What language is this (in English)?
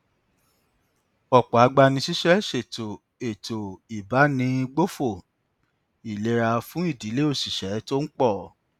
Yoruba